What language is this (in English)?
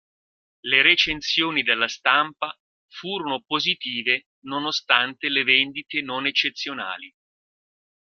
Italian